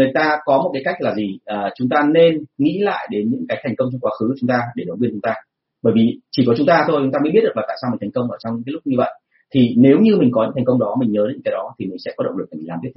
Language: Vietnamese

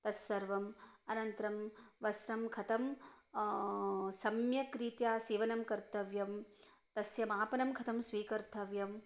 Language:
Sanskrit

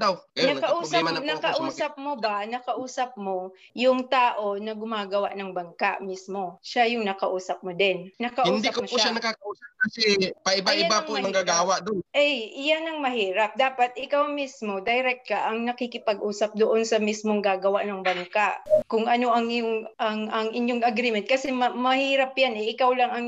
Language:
Filipino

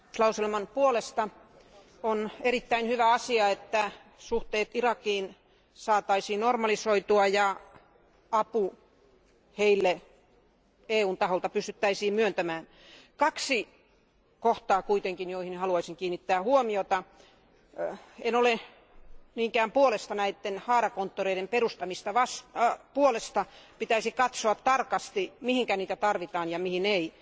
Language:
Finnish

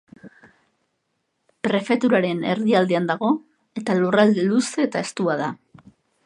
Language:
Basque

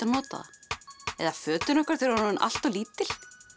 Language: Icelandic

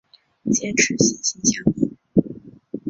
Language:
Chinese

